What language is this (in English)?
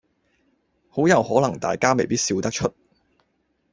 Cantonese